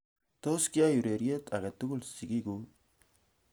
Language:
Kalenjin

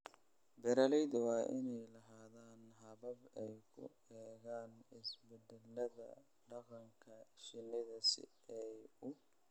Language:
Somali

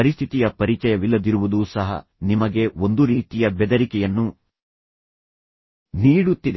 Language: Kannada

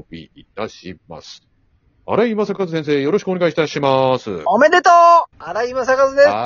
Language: Japanese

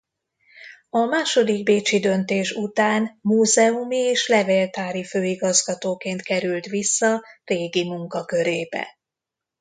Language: Hungarian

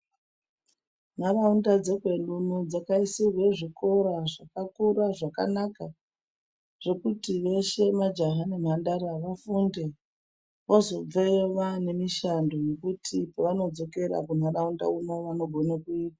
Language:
Ndau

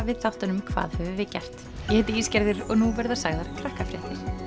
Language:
Icelandic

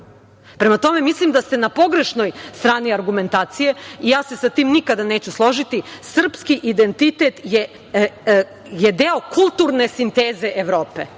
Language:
Serbian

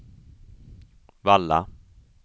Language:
Swedish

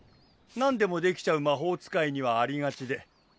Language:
Japanese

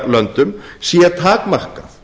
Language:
Icelandic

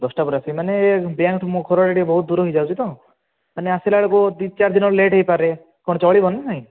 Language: Odia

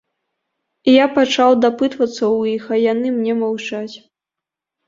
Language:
Belarusian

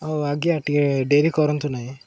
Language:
Odia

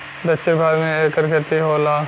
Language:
Bhojpuri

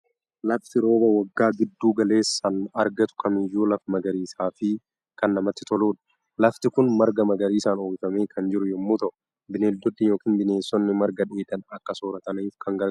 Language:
Oromo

